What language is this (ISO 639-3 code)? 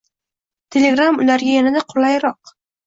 uzb